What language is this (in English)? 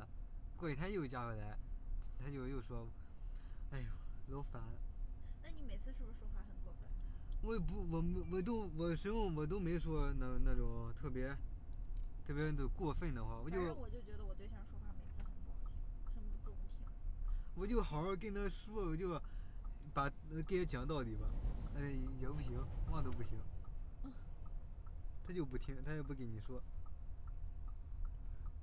Chinese